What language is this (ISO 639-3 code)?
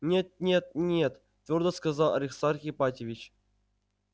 rus